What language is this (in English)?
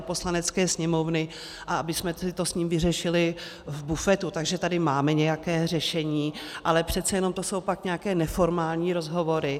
Czech